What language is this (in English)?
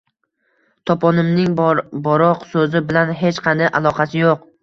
Uzbek